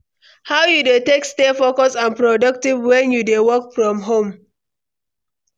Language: Nigerian Pidgin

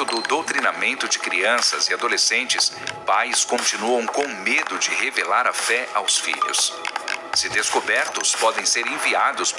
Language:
Portuguese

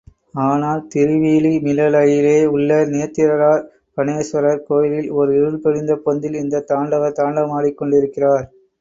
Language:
Tamil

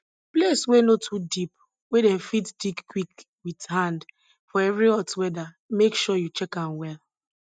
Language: Nigerian Pidgin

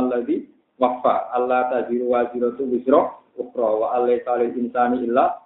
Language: Indonesian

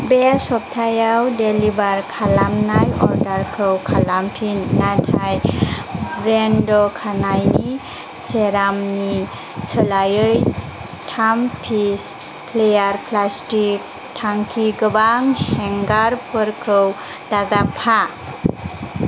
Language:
Bodo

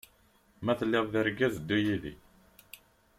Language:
Kabyle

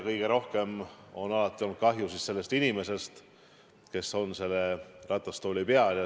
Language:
Estonian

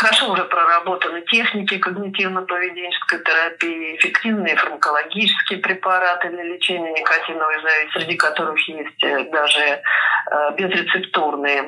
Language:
Russian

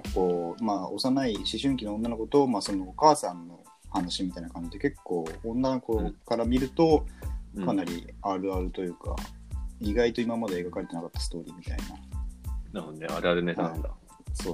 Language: Japanese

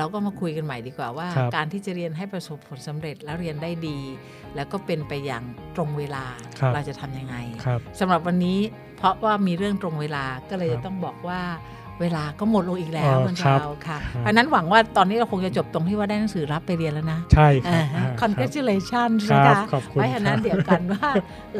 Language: Thai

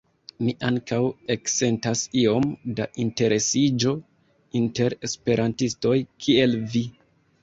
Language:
Esperanto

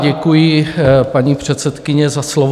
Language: Czech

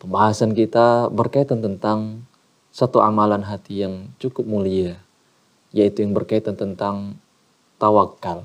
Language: Indonesian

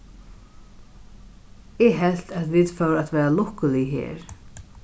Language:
Faroese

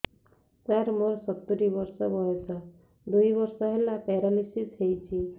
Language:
Odia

